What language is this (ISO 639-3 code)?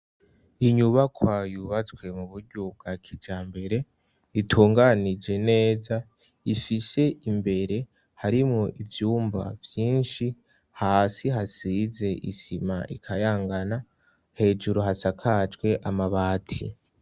run